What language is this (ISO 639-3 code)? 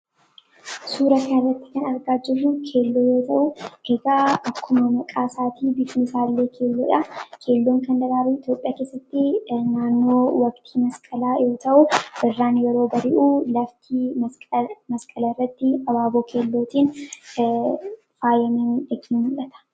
orm